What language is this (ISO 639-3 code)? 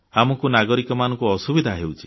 ori